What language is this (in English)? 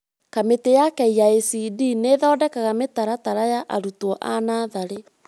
Kikuyu